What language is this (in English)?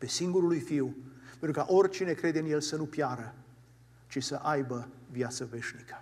Romanian